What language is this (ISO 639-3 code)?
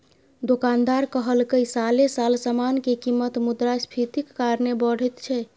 mai